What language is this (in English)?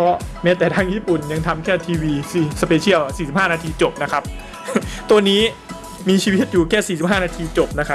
Thai